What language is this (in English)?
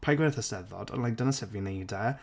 Welsh